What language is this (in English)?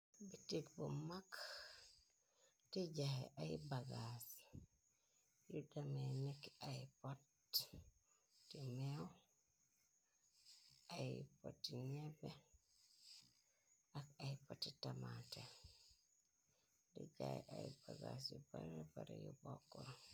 Wolof